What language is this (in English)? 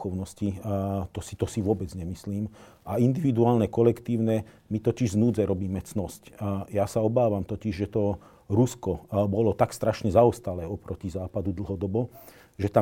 Slovak